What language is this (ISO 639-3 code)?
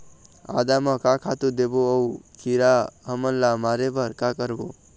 hne